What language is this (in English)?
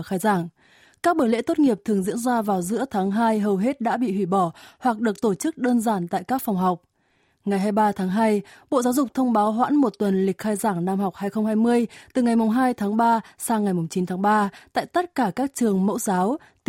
Vietnamese